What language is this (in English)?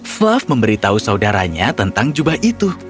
Indonesian